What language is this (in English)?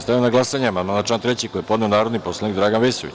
Serbian